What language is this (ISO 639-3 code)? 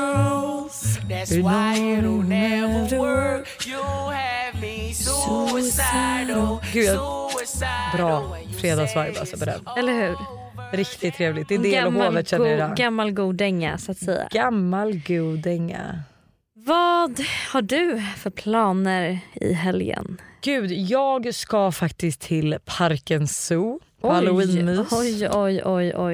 swe